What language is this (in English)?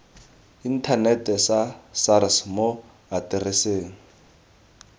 Tswana